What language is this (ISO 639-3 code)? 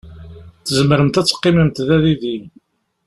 kab